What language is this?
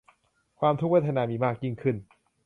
Thai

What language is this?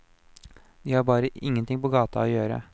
Norwegian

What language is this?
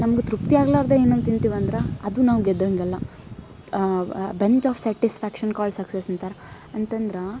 Kannada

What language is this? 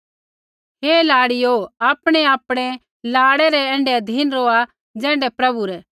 Kullu Pahari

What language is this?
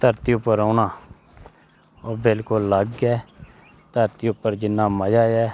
Dogri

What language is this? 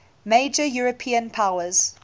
English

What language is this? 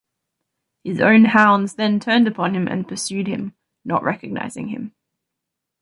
English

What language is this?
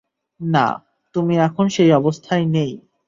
Bangla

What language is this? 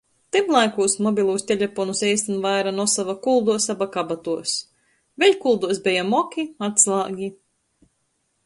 Latgalian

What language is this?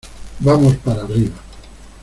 Spanish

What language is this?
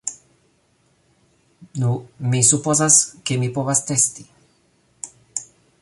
Esperanto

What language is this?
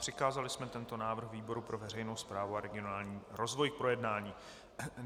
Czech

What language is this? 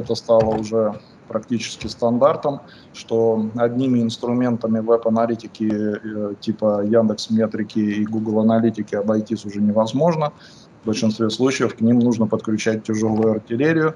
Russian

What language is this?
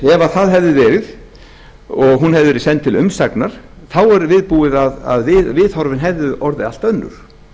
Icelandic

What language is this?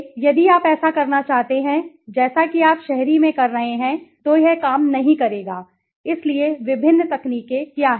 Hindi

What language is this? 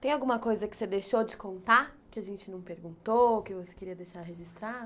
Portuguese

